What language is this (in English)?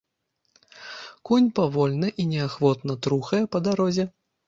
Belarusian